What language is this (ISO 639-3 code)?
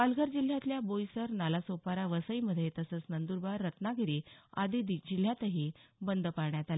mar